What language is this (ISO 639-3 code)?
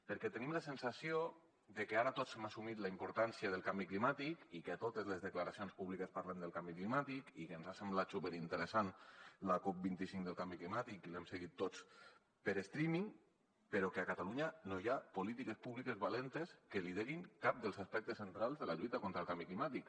cat